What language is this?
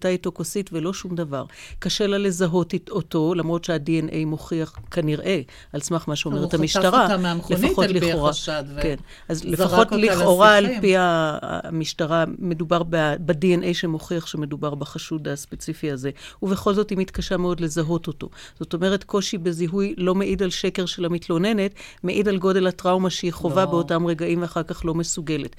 Hebrew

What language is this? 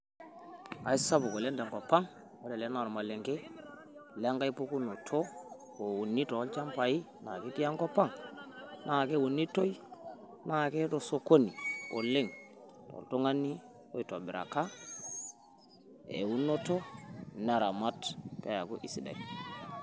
Masai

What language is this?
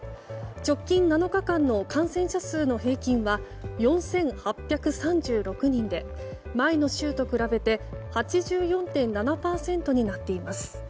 Japanese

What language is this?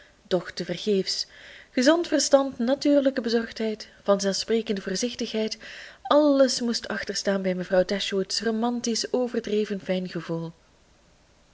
Dutch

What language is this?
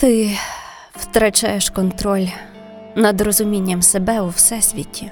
Ukrainian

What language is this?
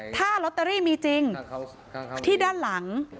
Thai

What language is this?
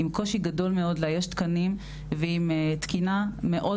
Hebrew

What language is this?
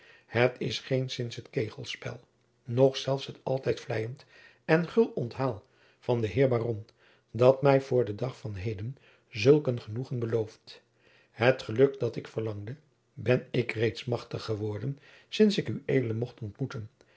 Dutch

